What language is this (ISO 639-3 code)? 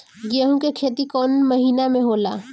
bho